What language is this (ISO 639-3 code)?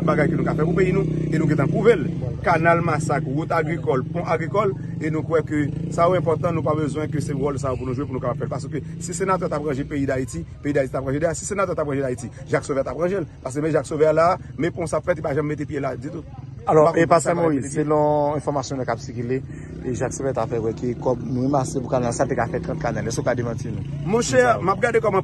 fra